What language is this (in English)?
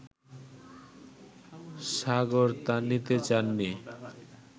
Bangla